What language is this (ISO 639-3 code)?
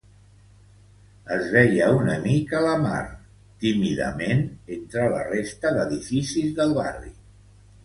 cat